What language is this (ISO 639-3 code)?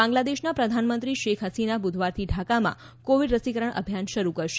guj